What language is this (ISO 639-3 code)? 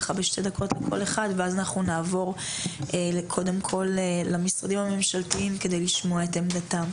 heb